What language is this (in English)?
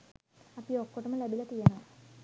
Sinhala